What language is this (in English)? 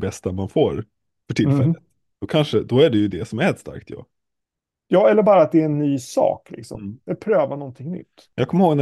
Swedish